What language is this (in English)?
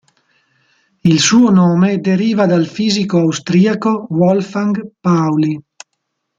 Italian